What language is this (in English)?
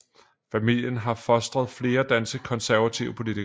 Danish